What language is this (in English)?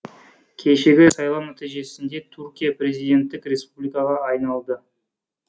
Kazakh